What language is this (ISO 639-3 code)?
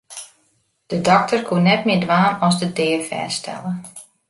fry